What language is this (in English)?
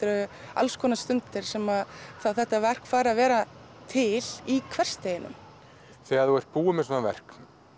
Icelandic